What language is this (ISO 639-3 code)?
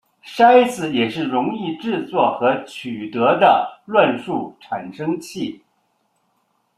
zho